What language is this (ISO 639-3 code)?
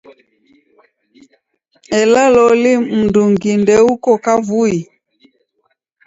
dav